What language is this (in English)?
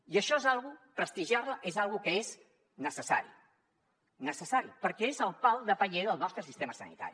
Catalan